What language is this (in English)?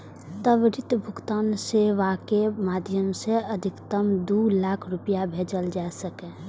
Maithili